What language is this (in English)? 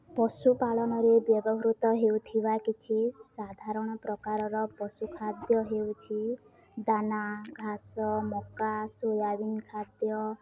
Odia